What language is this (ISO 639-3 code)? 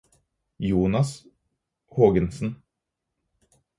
nob